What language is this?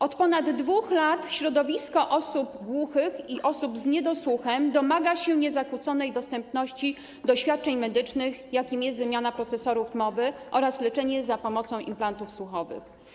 Polish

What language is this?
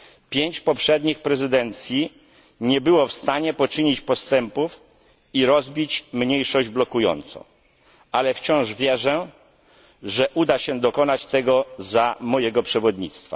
Polish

